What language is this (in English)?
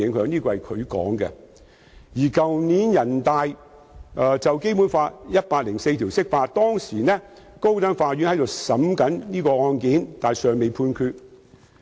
Cantonese